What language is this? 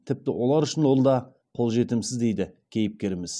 Kazakh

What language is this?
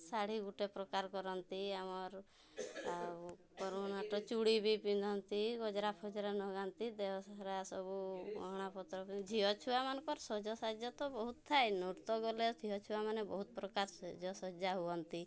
Odia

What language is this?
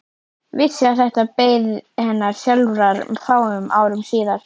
Icelandic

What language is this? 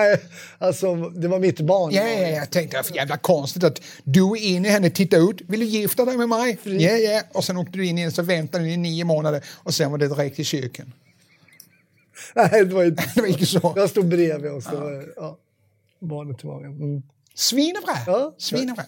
Swedish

